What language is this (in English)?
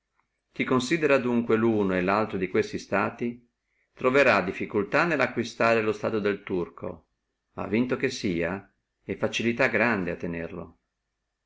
Italian